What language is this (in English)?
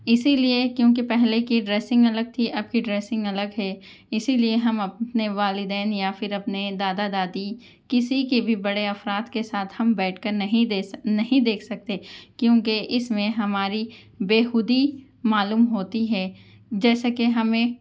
Urdu